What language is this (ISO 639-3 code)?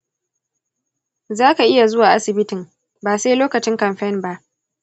hau